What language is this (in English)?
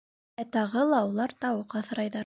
Bashkir